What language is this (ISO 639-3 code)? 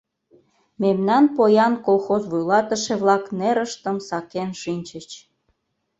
chm